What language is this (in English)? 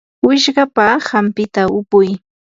Yanahuanca Pasco Quechua